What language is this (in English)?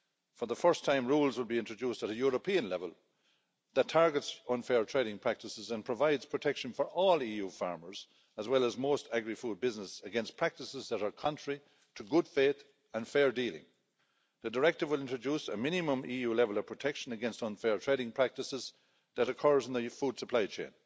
English